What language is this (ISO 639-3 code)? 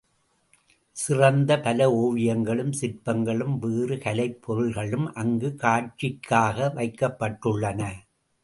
tam